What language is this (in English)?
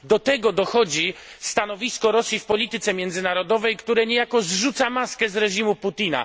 Polish